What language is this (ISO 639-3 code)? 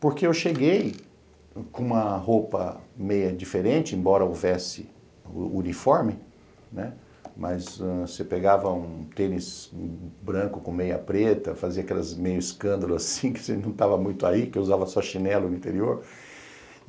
por